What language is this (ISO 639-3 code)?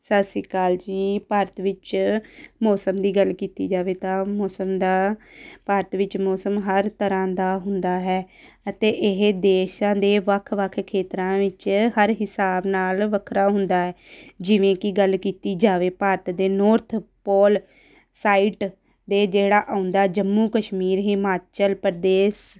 pan